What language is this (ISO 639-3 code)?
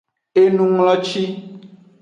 ajg